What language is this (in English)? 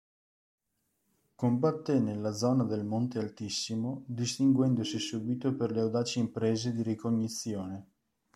Italian